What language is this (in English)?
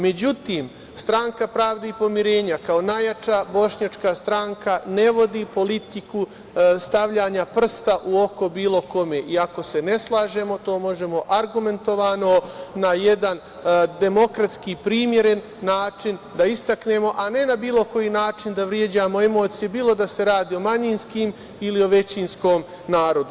Serbian